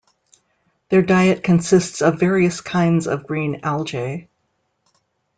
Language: English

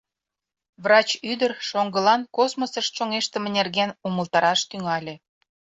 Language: Mari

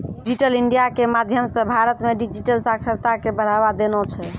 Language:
Maithili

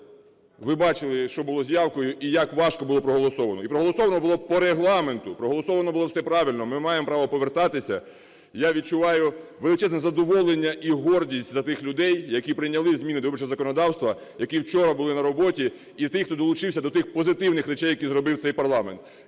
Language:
Ukrainian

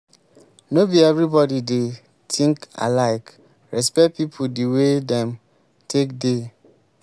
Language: Nigerian Pidgin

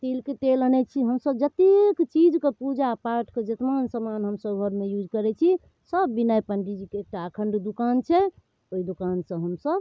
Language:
Maithili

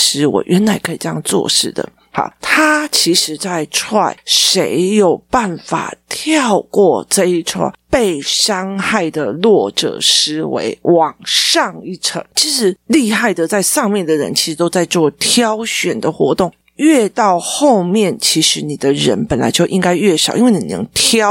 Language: Chinese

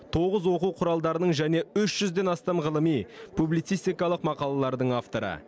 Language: Kazakh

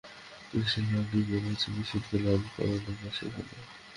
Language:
Bangla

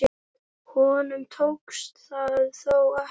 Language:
Icelandic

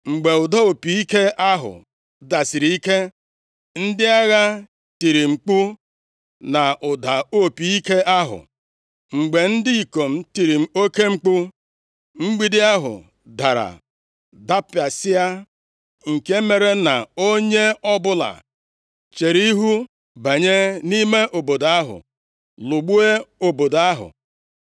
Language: Igbo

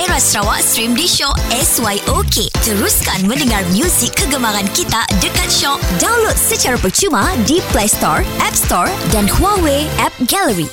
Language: Malay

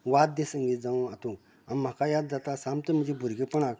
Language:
Konkani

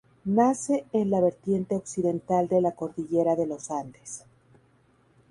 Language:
Spanish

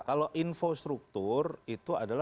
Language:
Indonesian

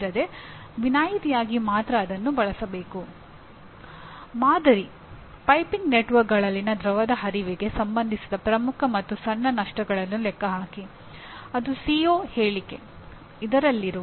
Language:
Kannada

